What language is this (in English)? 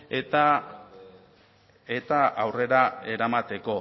Basque